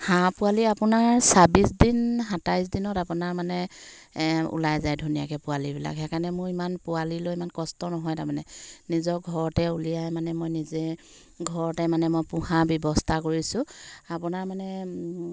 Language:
Assamese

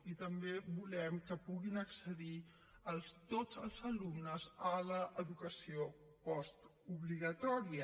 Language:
Catalan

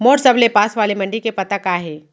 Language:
Chhattisgarhi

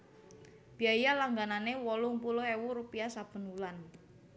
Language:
Javanese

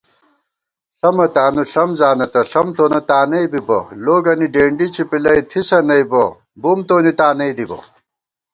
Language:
Gawar-Bati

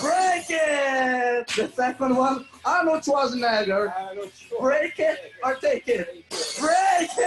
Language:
Portuguese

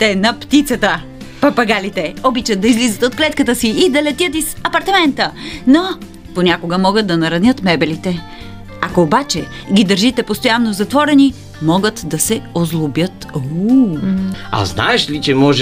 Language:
Bulgarian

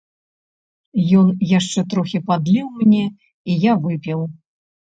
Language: Belarusian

